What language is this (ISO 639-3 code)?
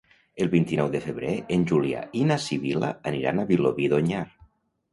cat